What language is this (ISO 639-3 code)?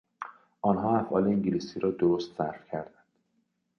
fas